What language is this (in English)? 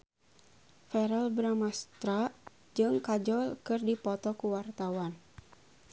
Sundanese